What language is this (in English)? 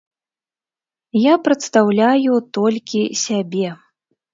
Belarusian